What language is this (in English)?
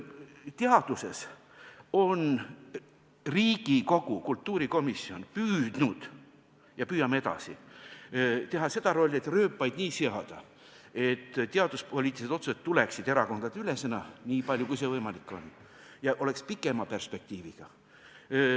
Estonian